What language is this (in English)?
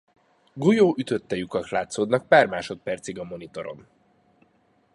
Hungarian